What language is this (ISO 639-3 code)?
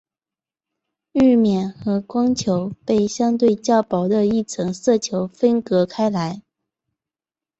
zho